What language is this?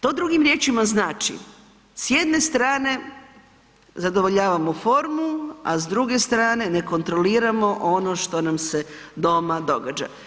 Croatian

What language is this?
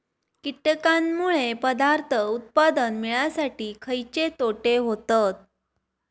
Marathi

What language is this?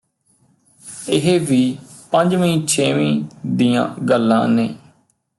Punjabi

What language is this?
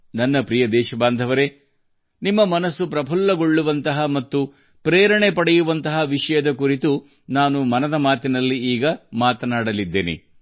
Kannada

